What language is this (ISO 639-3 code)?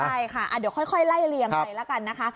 tha